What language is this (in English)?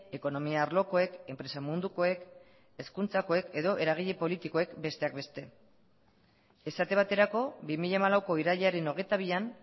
Basque